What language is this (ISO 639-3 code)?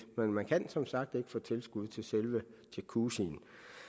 dan